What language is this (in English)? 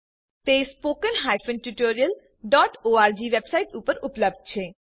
Gujarati